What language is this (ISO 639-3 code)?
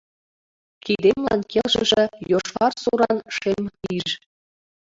chm